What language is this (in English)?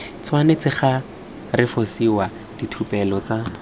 Tswana